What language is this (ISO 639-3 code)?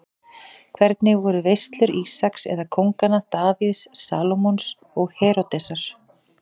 isl